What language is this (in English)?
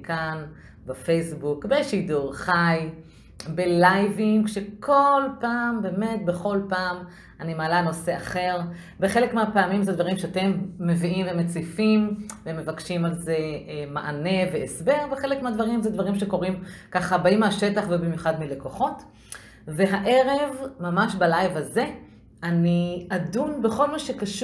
Hebrew